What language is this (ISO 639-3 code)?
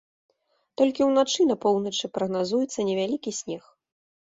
bel